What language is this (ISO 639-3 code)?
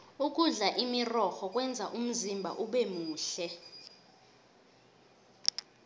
nbl